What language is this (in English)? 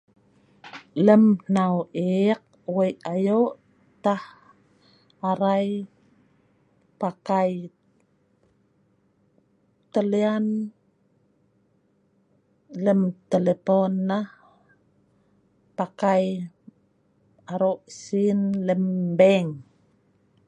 Sa'ban